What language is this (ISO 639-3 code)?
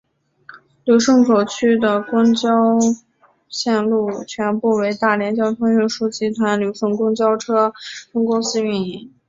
zho